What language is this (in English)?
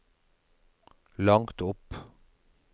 Norwegian